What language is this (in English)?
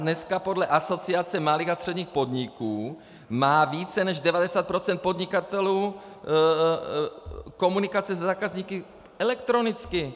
Czech